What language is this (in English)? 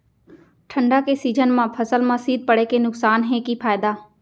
Chhattisgarhi